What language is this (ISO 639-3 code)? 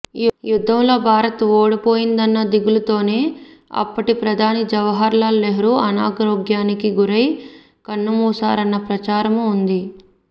tel